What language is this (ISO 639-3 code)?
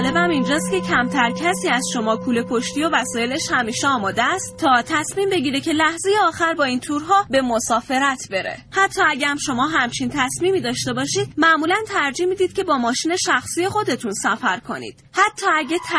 fas